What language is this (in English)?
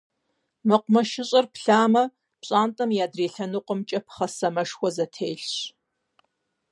Kabardian